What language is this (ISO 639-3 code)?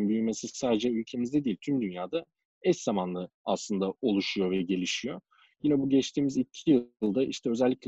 tur